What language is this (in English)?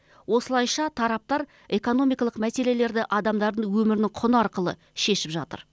Kazakh